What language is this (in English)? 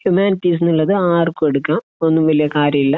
Malayalam